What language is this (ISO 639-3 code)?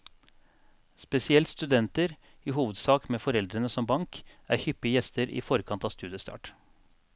nor